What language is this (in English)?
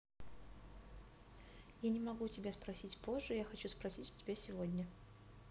Russian